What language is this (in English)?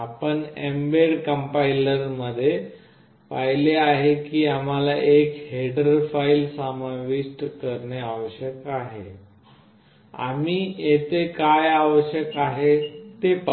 Marathi